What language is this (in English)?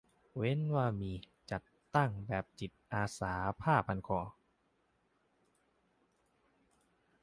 Thai